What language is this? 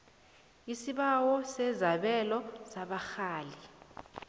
South Ndebele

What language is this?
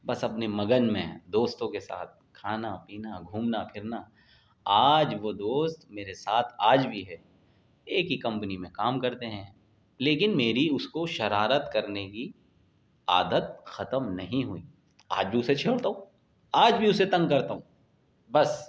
Urdu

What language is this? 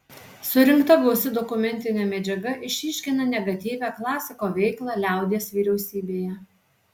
Lithuanian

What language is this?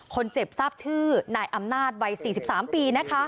Thai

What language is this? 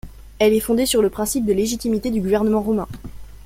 French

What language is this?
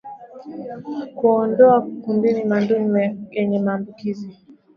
Swahili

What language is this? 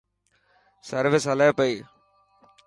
Dhatki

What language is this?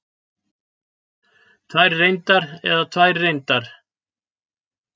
Icelandic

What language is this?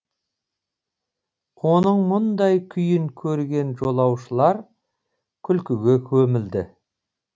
Kazakh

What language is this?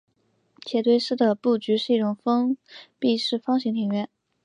Chinese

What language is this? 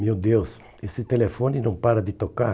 Portuguese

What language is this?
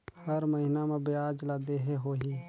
Chhattisgarhi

